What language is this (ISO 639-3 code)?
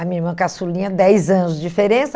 por